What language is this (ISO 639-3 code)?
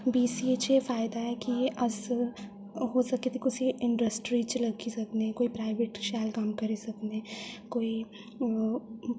doi